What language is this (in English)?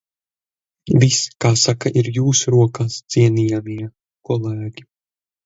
Latvian